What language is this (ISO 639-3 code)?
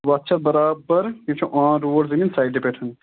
kas